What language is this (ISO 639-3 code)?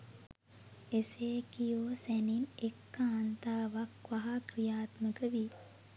sin